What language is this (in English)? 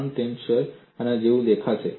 Gujarati